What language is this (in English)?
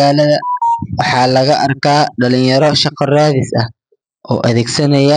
Somali